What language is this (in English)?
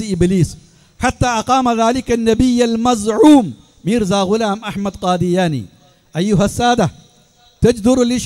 Arabic